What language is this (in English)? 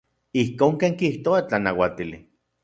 Central Puebla Nahuatl